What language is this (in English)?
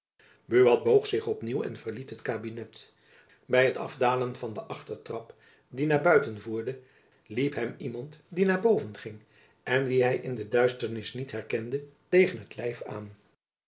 Dutch